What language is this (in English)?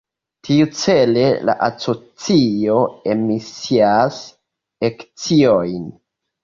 Esperanto